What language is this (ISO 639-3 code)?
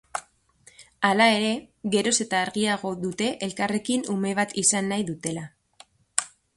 eus